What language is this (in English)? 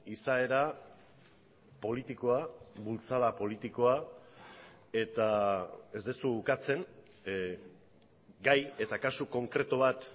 Basque